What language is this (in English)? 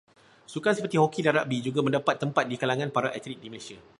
Malay